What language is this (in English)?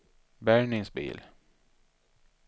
Swedish